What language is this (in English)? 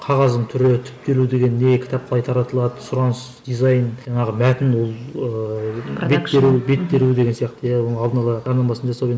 Kazakh